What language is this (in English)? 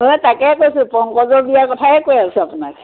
Assamese